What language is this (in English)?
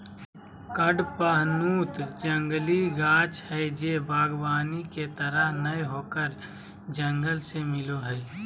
Magahi